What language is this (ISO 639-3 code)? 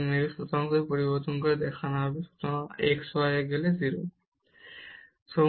ben